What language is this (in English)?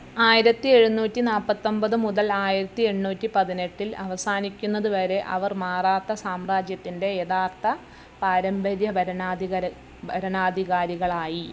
Malayalam